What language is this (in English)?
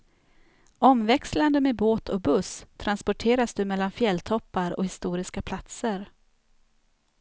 Swedish